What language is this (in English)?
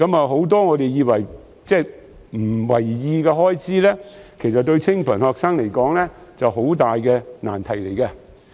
Cantonese